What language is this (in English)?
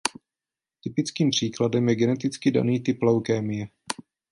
Czech